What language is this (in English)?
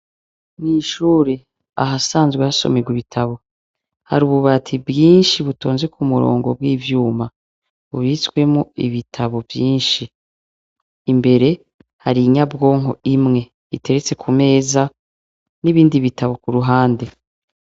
Rundi